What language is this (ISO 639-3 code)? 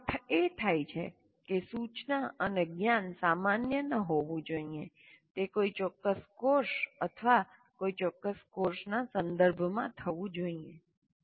guj